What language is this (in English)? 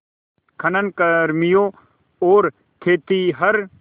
Hindi